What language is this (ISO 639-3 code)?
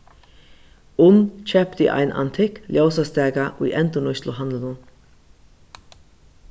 fao